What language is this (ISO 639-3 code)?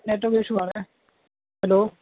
urd